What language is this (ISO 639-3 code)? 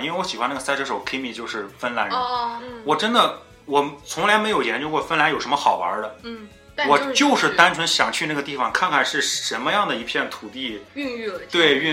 zho